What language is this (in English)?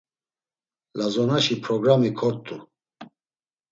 Laz